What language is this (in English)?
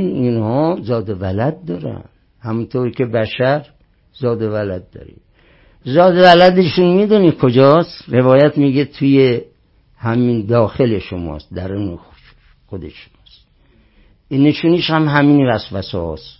Persian